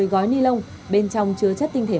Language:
Vietnamese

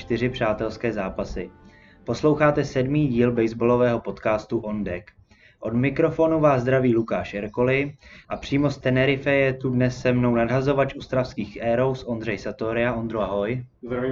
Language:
Czech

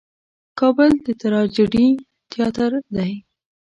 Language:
Pashto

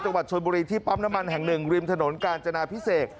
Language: Thai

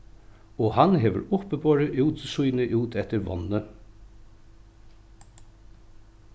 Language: Faroese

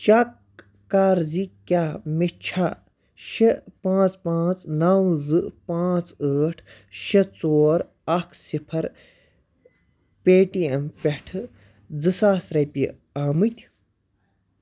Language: Kashmiri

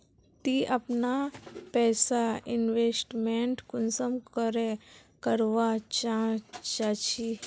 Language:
Magahi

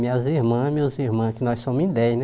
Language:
Portuguese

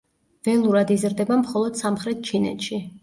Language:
Georgian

